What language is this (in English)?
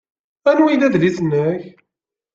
Kabyle